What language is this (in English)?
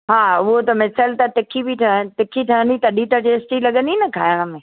Sindhi